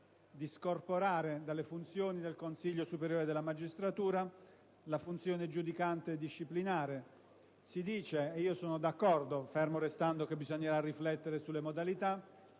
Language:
Italian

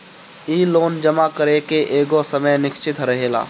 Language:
Bhojpuri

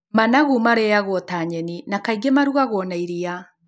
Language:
Kikuyu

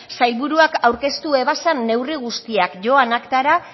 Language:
Basque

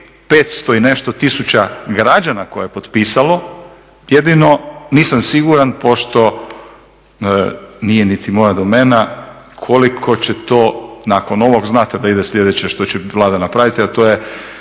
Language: Croatian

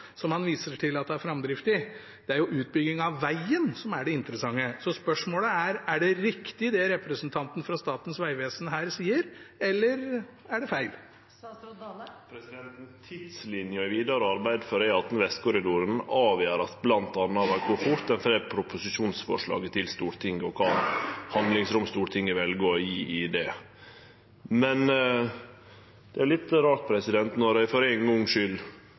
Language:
Norwegian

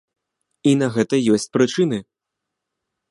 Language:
Belarusian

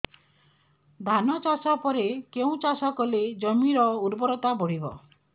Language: Odia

